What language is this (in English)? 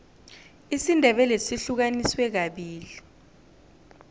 South Ndebele